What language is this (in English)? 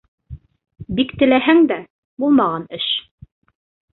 Bashkir